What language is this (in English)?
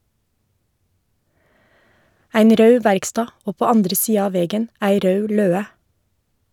Norwegian